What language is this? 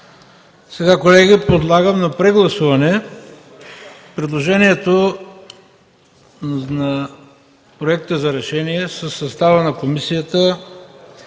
Bulgarian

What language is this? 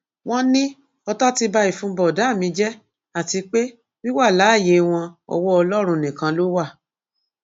Yoruba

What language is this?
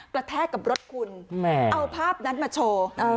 Thai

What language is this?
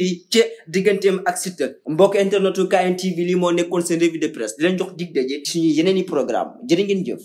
French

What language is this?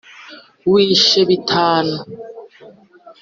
Kinyarwanda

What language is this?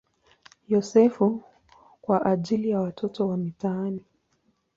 Swahili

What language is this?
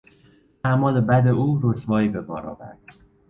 Persian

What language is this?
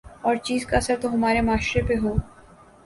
Urdu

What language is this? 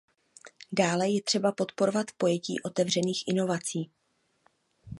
Czech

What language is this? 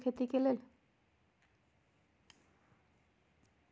Magahi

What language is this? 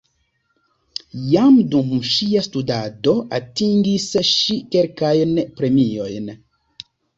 Esperanto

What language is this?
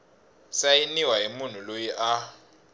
Tsonga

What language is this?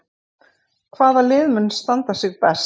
Icelandic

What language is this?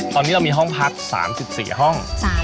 Thai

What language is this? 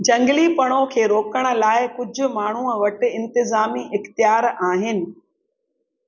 Sindhi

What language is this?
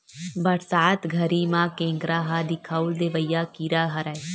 Chhattisgarhi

